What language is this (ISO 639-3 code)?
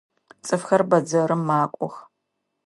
ady